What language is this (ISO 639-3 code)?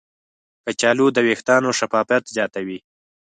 pus